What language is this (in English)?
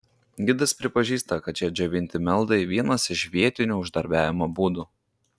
Lithuanian